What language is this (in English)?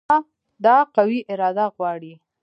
Pashto